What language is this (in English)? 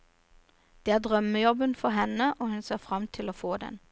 Norwegian